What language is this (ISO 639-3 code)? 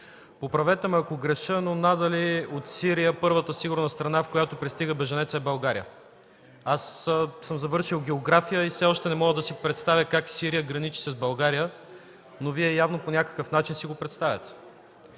bul